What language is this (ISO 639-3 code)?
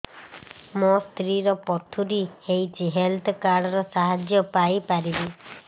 ori